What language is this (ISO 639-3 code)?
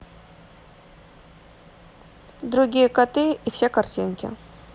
rus